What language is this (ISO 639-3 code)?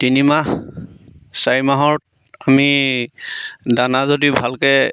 asm